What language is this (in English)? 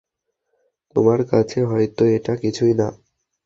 Bangla